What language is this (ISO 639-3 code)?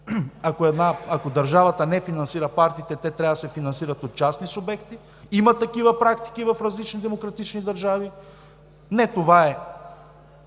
bul